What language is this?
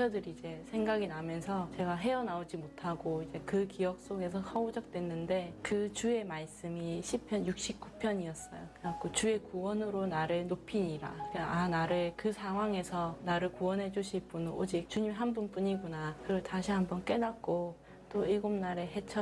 Korean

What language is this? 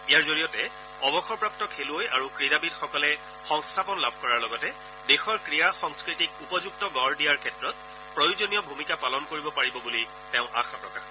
Assamese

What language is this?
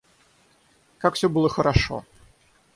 Russian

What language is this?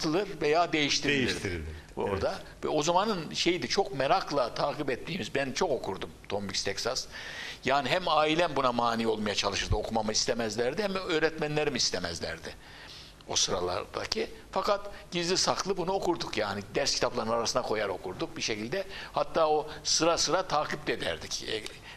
Turkish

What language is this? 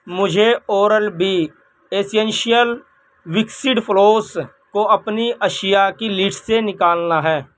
Urdu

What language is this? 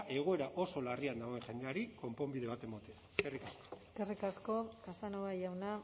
Basque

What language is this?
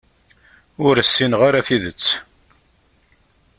Kabyle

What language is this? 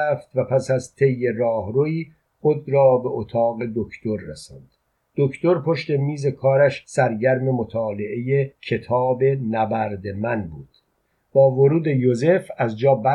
Persian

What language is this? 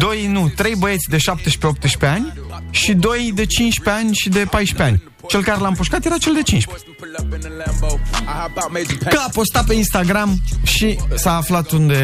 Romanian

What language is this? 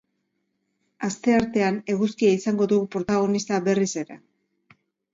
Basque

